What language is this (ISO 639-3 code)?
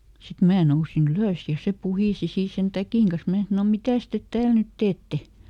fin